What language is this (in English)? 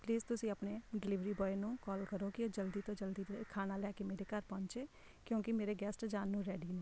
Punjabi